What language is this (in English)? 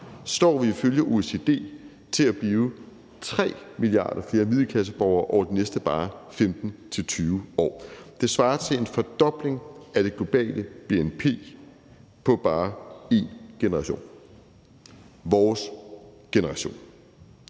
Danish